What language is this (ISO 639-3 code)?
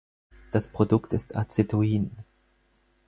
deu